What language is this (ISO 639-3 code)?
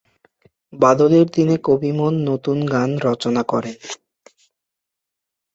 ben